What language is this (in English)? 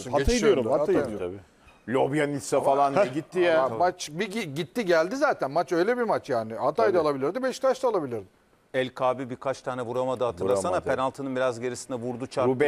Turkish